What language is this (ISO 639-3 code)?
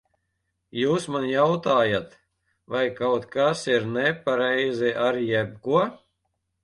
lav